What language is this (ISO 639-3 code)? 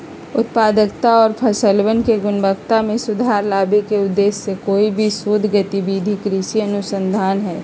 mag